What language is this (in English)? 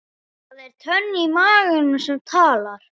Icelandic